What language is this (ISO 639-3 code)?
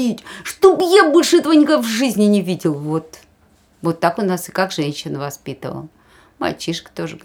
rus